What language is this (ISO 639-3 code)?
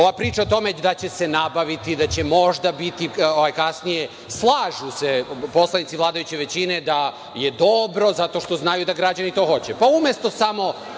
srp